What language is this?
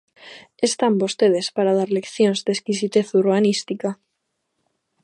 Galician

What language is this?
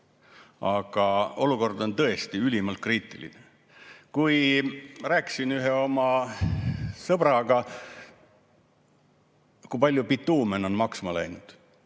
Estonian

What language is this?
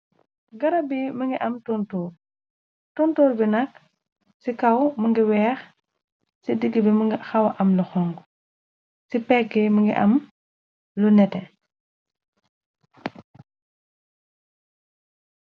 Wolof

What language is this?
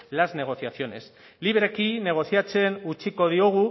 Basque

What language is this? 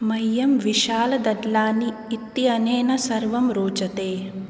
Sanskrit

